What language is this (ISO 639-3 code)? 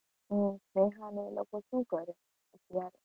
guj